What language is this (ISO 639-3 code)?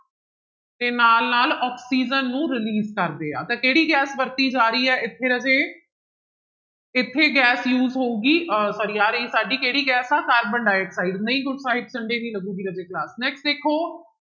pan